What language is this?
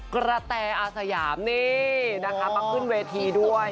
Thai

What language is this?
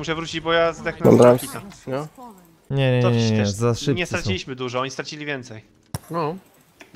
Polish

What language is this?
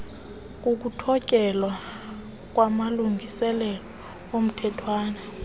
Xhosa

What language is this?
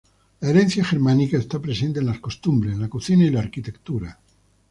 Spanish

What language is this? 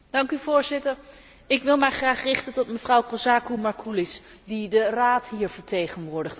Dutch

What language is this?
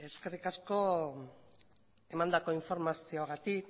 Basque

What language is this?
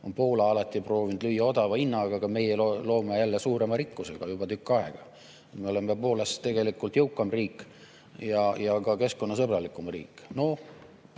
Estonian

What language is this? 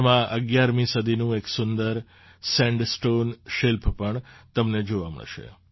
Gujarati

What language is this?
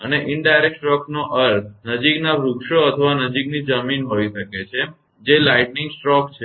Gujarati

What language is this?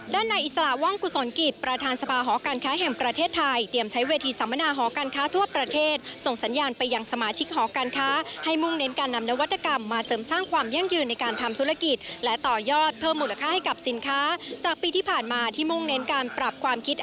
Thai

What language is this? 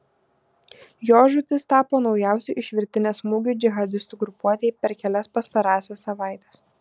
Lithuanian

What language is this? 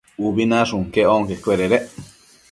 Matsés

